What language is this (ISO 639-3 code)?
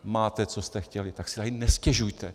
ces